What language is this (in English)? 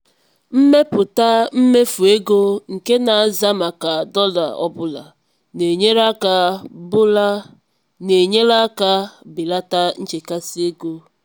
Igbo